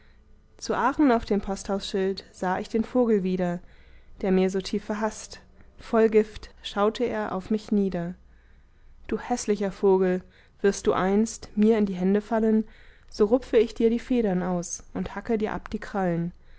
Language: German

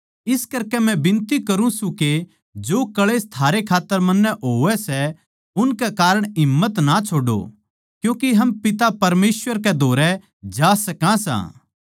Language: Haryanvi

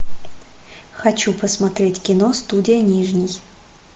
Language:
Russian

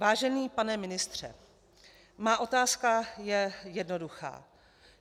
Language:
Czech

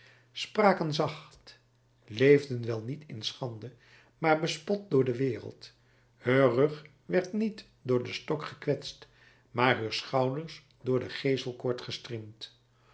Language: Dutch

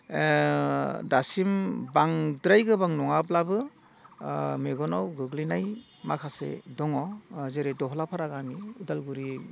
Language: Bodo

